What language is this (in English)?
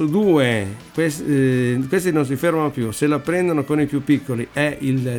Italian